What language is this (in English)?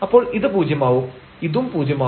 Malayalam